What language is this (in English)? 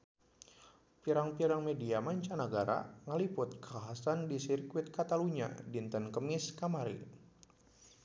Sundanese